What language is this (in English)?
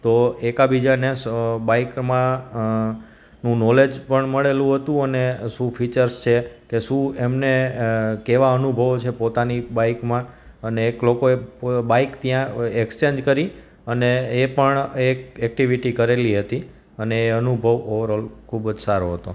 Gujarati